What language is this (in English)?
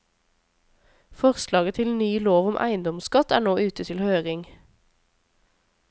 Norwegian